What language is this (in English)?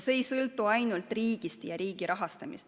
Estonian